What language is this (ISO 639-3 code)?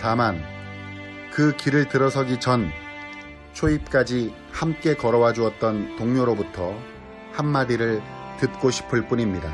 kor